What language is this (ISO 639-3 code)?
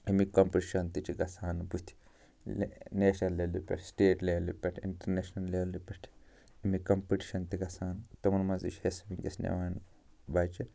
kas